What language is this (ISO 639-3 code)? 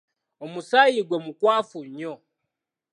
lug